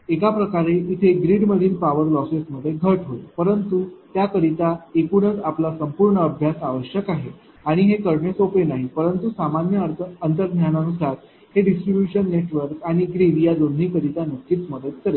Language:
Marathi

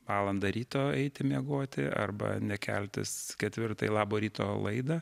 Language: Lithuanian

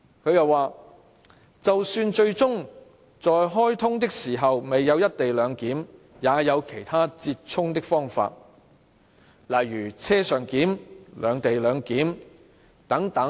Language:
Cantonese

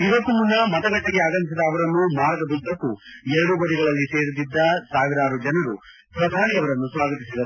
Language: Kannada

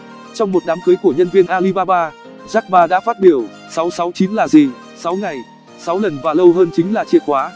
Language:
Vietnamese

